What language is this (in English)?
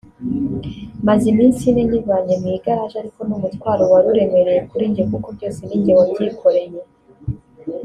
Kinyarwanda